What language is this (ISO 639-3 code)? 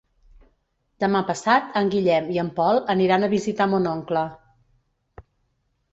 cat